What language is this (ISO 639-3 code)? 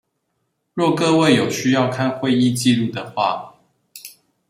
zho